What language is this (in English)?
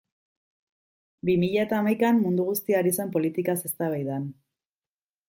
Basque